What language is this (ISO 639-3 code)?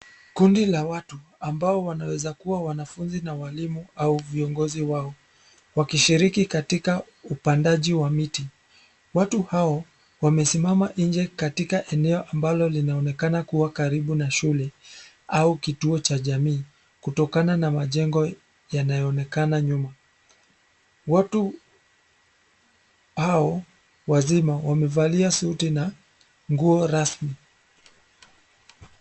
swa